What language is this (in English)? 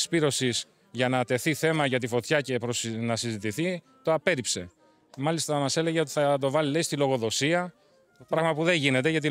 Greek